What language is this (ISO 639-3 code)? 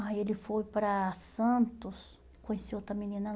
por